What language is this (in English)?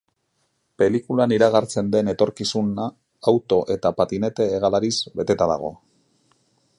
Basque